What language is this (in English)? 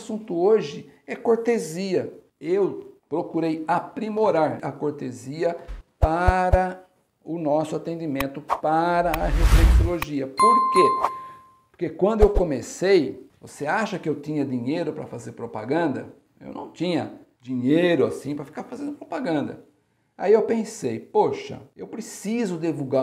Portuguese